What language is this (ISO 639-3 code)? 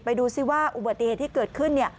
tha